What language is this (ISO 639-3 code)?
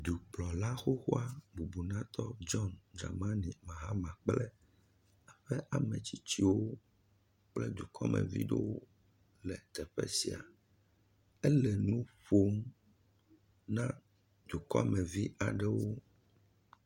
ewe